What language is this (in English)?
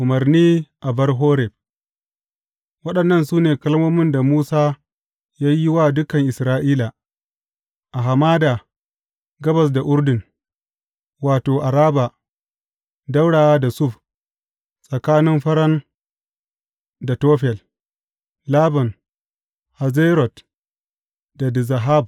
Hausa